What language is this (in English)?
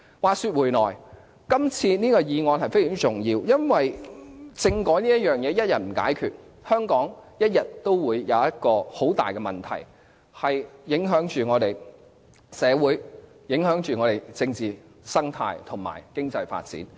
Cantonese